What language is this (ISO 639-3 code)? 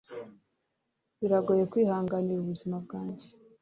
kin